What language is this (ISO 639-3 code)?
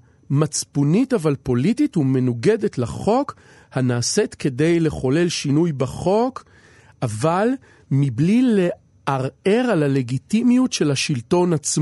heb